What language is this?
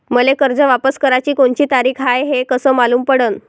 Marathi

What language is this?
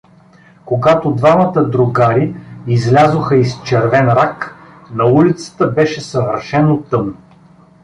Bulgarian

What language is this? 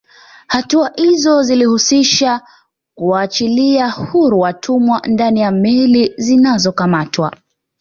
Swahili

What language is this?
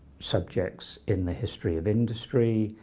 English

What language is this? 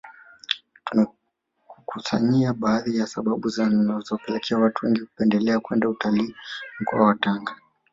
Swahili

